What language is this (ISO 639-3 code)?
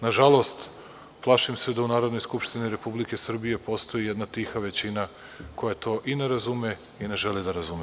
srp